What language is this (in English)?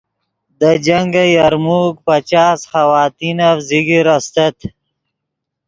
Yidgha